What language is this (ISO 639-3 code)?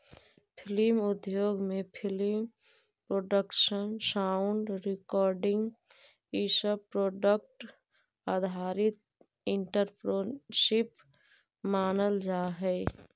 mag